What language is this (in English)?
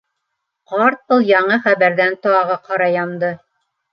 Bashkir